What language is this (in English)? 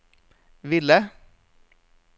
Norwegian